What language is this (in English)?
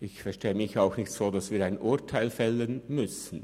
Swiss German